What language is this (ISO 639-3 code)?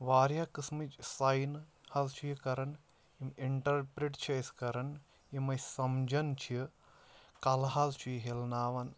kas